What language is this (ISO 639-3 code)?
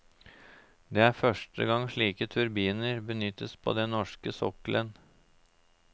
nor